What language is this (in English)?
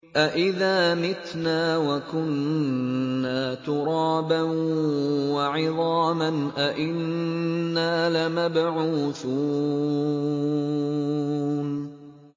Arabic